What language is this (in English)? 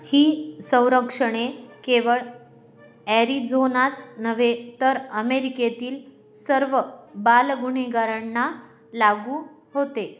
Marathi